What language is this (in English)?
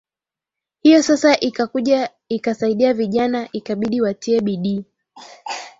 Swahili